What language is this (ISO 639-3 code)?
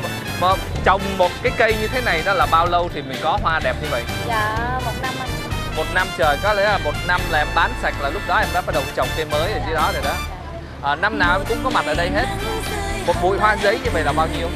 vie